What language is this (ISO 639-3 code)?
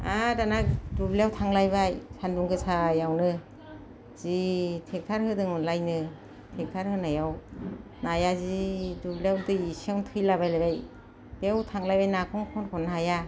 brx